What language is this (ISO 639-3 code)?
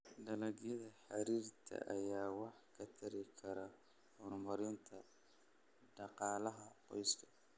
som